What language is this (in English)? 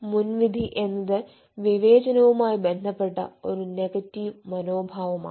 Malayalam